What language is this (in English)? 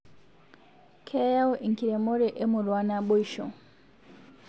Masai